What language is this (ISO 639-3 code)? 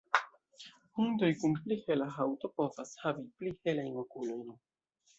epo